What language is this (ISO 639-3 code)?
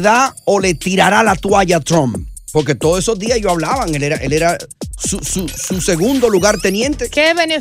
spa